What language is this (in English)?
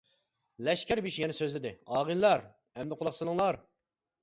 Uyghur